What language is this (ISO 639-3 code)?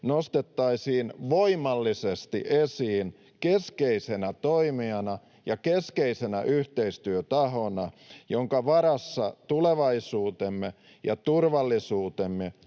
fin